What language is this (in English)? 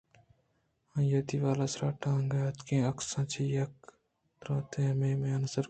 Eastern Balochi